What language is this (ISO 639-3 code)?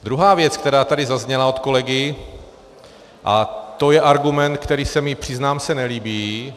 ces